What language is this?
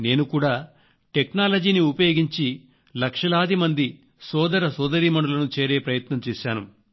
Telugu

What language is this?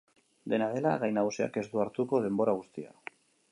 Basque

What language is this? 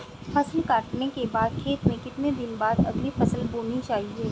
Hindi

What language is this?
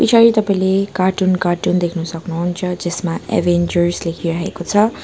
Nepali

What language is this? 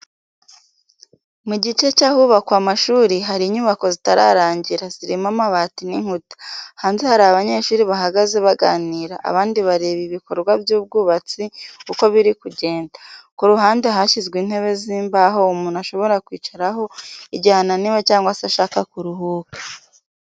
Kinyarwanda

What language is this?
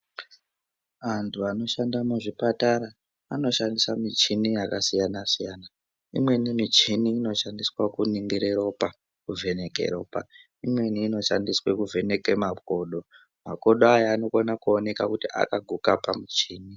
Ndau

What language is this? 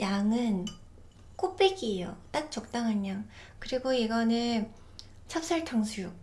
Korean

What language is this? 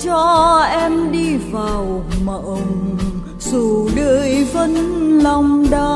Vietnamese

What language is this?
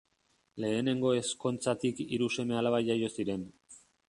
Basque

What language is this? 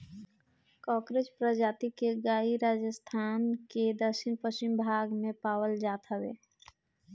Bhojpuri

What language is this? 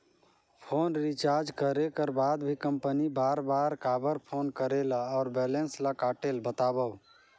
Chhattisgarhi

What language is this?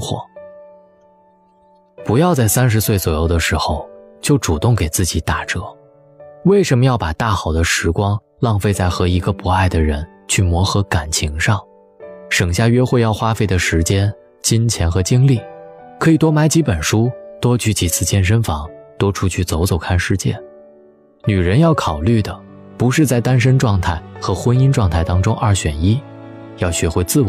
Chinese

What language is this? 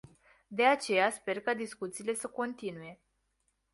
Romanian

